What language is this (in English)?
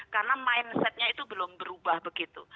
Indonesian